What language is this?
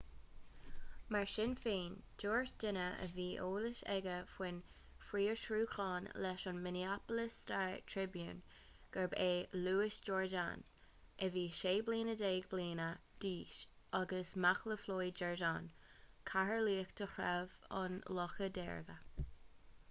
Irish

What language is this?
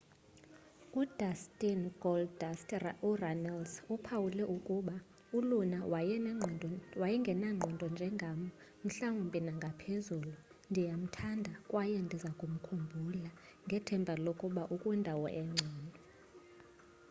Xhosa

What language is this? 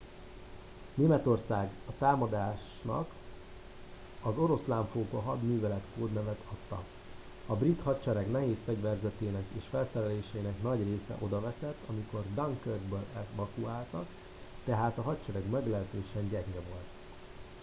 Hungarian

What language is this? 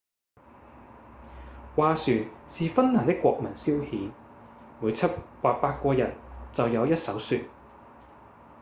Cantonese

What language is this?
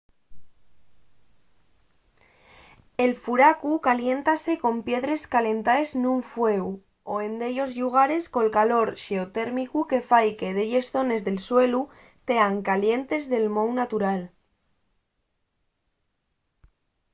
Asturian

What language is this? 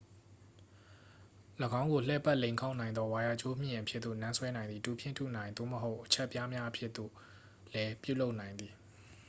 Burmese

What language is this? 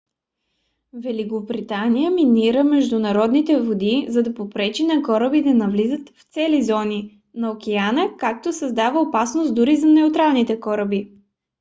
Bulgarian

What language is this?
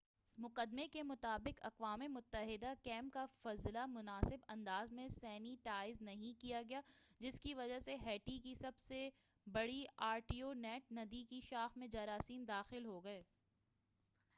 Urdu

